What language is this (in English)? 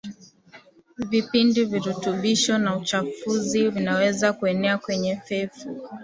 Swahili